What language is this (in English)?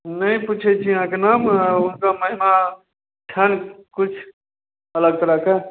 Maithili